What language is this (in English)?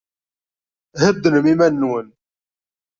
Kabyle